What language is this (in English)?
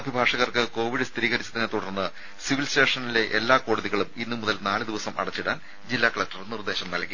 Malayalam